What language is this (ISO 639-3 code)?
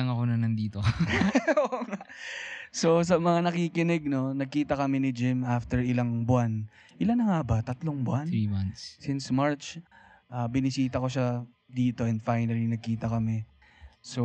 fil